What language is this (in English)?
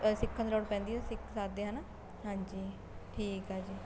Punjabi